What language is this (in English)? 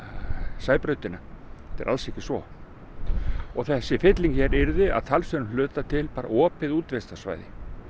Icelandic